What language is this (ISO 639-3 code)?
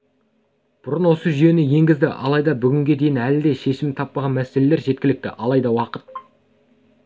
kaz